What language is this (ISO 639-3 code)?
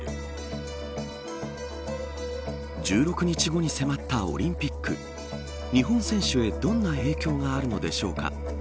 jpn